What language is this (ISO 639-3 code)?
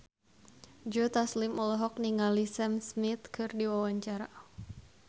sun